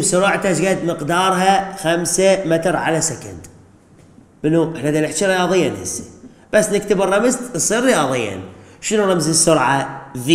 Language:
Arabic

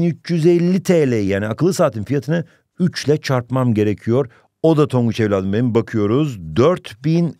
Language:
Turkish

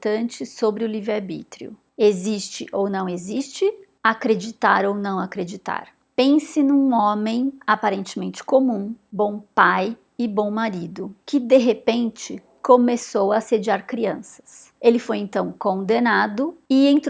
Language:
Portuguese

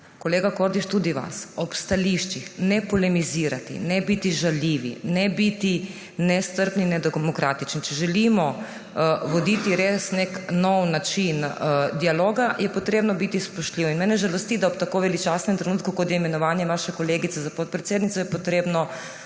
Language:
Slovenian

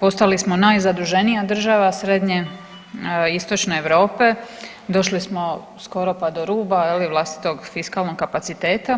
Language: Croatian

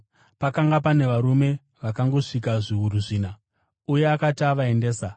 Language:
Shona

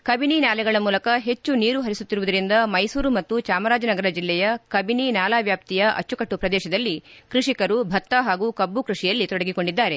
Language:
Kannada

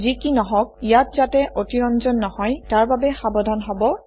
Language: Assamese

